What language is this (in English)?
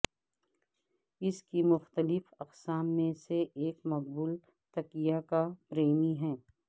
Urdu